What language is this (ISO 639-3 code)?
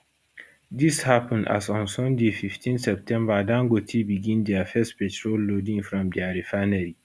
pcm